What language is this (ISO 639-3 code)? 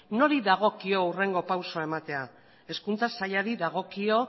eus